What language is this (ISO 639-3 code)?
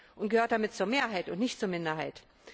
deu